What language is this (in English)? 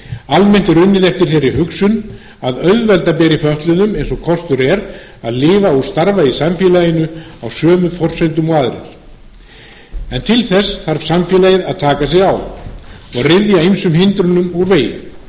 Icelandic